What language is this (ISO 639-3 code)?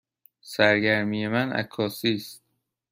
fas